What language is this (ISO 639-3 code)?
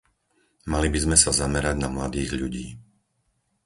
slk